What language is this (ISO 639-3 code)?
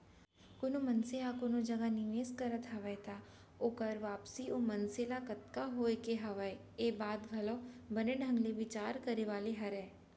hne